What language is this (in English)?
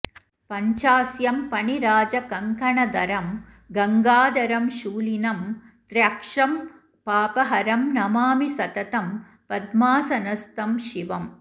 Sanskrit